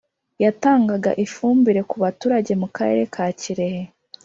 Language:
Kinyarwanda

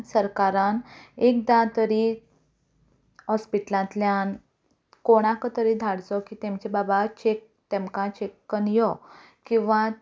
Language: Konkani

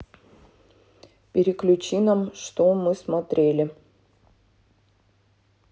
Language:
Russian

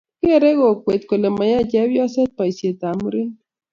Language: Kalenjin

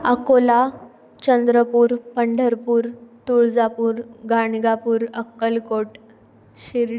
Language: Marathi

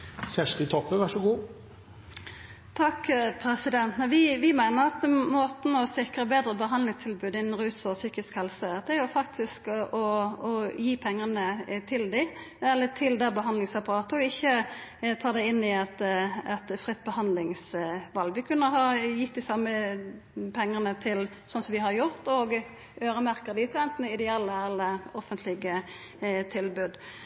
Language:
Norwegian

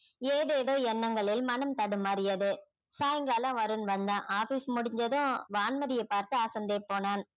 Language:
Tamil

